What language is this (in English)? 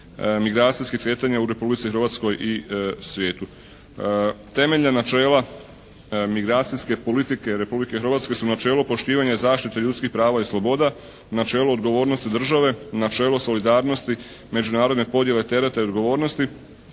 Croatian